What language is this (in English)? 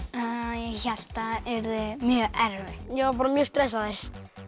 Icelandic